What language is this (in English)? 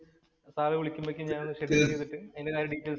Malayalam